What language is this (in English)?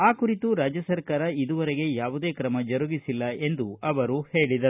Kannada